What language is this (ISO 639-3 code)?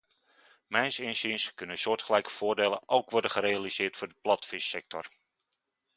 nld